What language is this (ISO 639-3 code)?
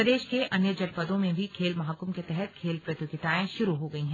hin